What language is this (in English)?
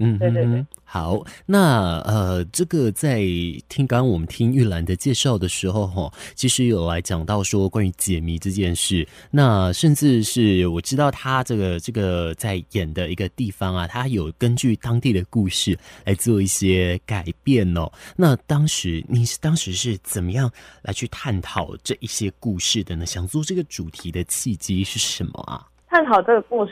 Chinese